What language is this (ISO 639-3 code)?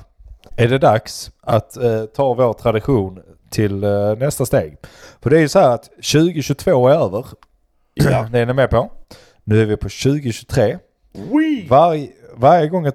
swe